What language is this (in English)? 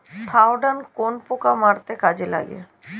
Bangla